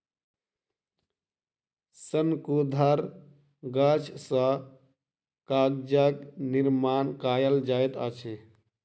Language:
Maithili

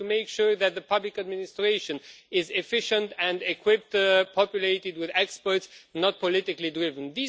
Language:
English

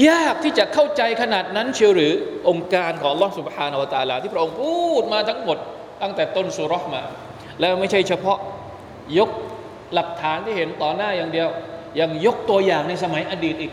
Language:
Thai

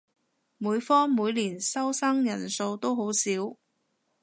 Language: Cantonese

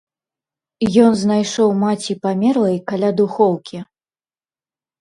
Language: Belarusian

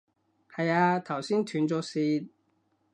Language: Cantonese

